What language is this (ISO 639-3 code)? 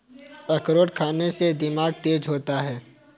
hin